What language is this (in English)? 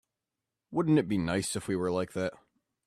English